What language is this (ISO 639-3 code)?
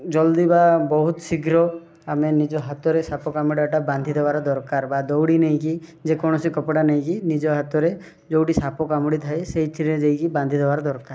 ori